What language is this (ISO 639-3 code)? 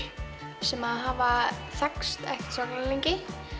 isl